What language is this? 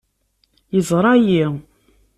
Kabyle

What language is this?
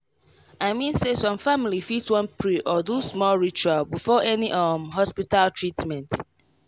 Nigerian Pidgin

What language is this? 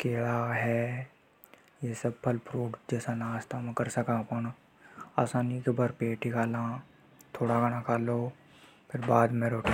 Hadothi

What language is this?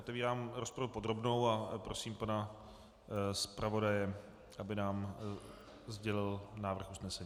Czech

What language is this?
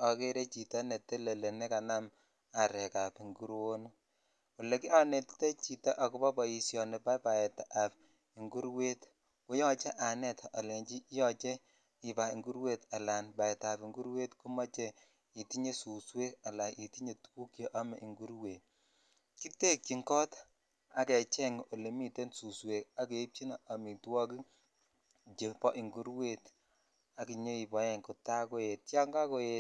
Kalenjin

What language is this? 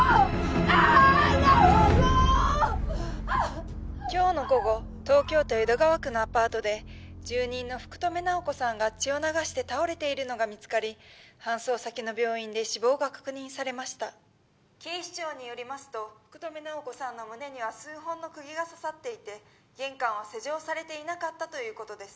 Japanese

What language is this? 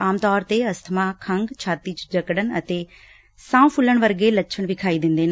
Punjabi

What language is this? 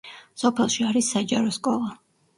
Georgian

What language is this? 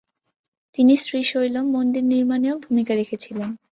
Bangla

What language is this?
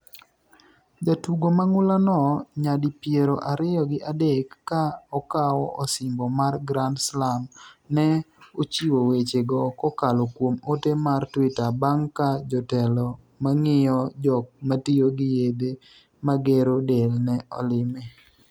Luo (Kenya and Tanzania)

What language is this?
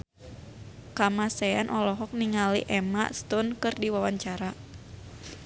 Sundanese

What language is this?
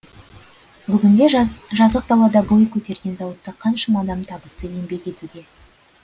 Kazakh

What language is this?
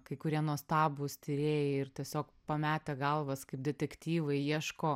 Lithuanian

